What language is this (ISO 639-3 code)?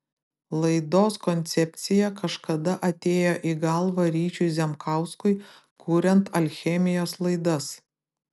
lit